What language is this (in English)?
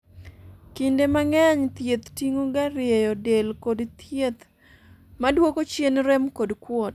Luo (Kenya and Tanzania)